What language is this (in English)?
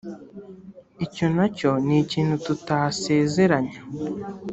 Kinyarwanda